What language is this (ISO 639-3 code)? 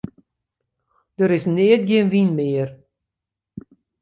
fry